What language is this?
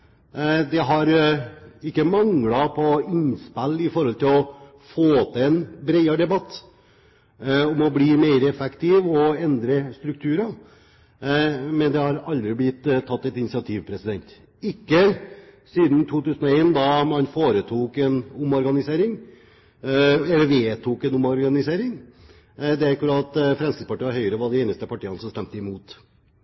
Norwegian Bokmål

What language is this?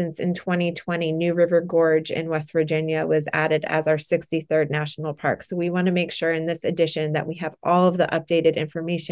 English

